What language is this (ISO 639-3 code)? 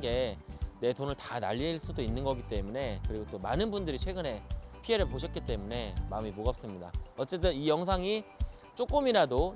kor